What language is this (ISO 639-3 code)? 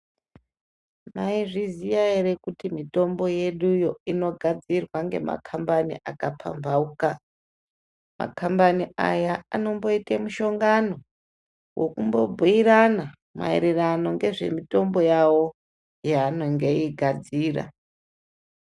ndc